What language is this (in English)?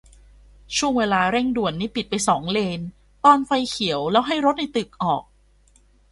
Thai